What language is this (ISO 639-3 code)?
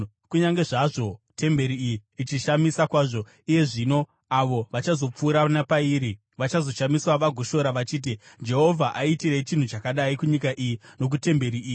sna